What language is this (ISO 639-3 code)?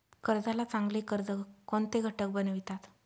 mar